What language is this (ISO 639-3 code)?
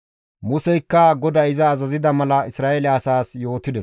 gmv